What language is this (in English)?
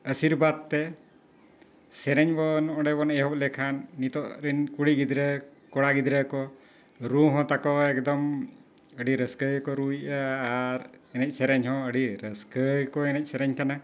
Santali